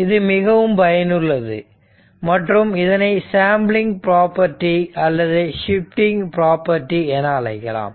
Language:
Tamil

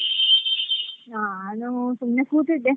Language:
Kannada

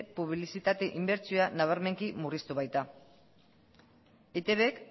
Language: Basque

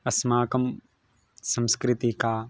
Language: Sanskrit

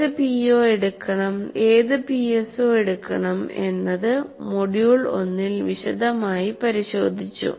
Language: Malayalam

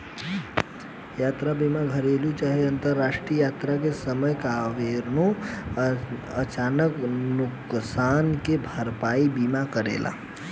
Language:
Bhojpuri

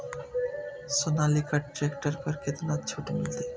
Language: Maithili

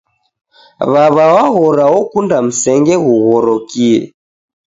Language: Taita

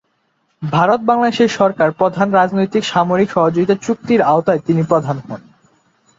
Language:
Bangla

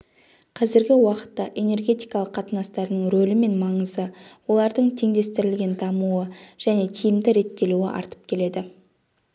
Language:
Kazakh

